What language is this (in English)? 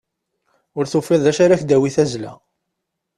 Kabyle